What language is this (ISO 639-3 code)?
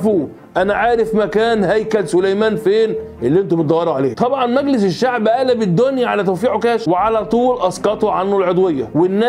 ara